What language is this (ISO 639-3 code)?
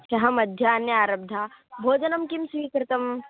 san